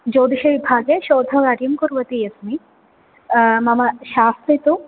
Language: Sanskrit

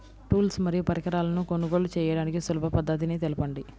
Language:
Telugu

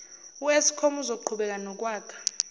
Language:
Zulu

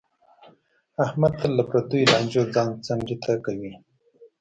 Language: Pashto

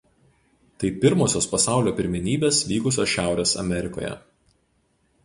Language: Lithuanian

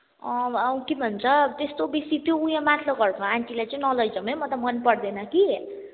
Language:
Nepali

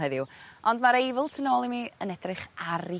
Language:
Welsh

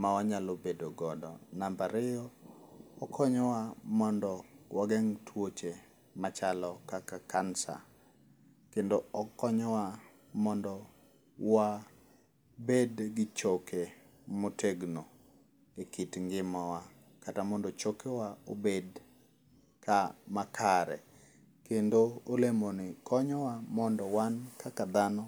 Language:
Luo (Kenya and Tanzania)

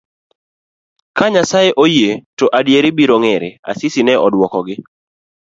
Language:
Luo (Kenya and Tanzania)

